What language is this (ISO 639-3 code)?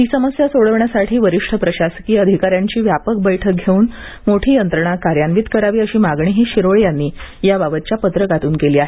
mar